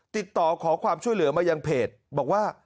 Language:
Thai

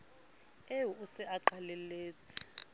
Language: Southern Sotho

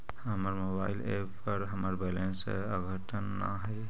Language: Magahi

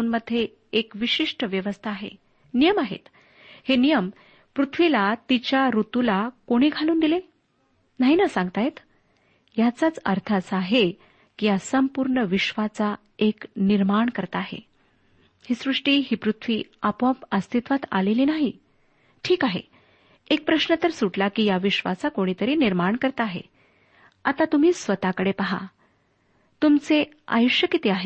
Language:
Marathi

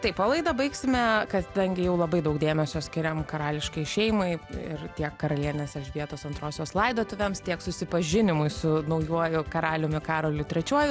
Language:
Lithuanian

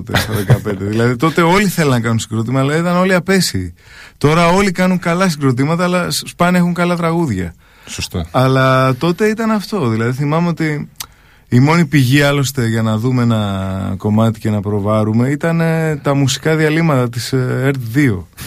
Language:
Greek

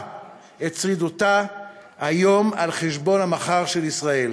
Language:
Hebrew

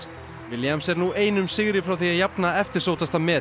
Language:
Icelandic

